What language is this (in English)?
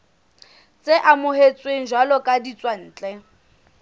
Southern Sotho